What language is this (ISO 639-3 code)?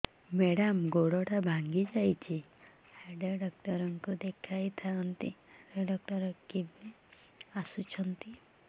ori